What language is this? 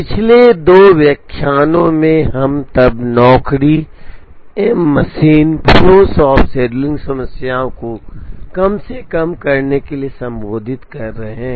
Hindi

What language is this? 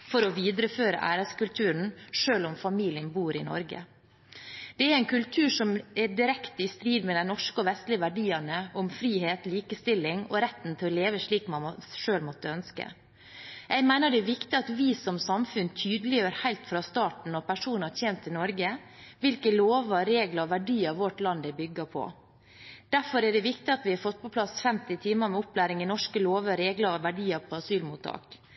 Norwegian Bokmål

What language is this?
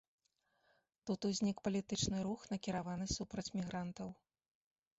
Belarusian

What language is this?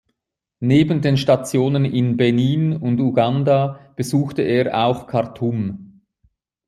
German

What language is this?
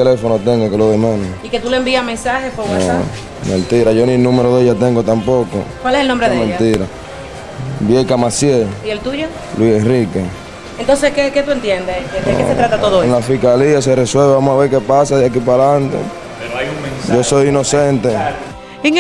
Spanish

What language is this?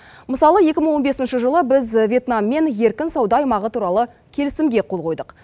Kazakh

